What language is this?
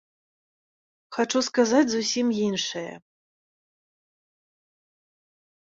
Belarusian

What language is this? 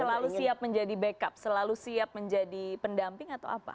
Indonesian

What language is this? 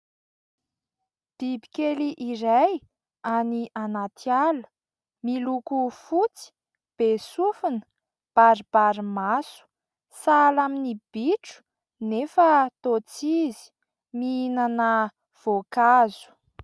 Malagasy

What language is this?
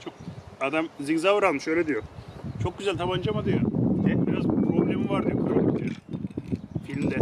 Turkish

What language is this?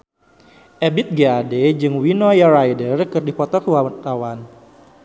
Sundanese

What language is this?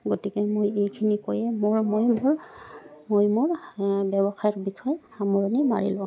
Assamese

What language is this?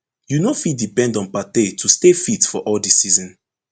Nigerian Pidgin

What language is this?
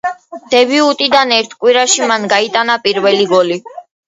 Georgian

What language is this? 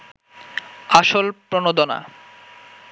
Bangla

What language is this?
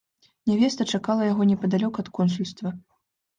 Belarusian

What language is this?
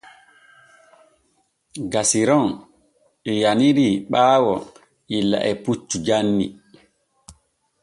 Borgu Fulfulde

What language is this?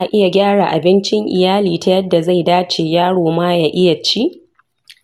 Hausa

